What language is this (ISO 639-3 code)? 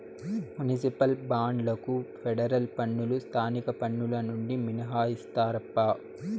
tel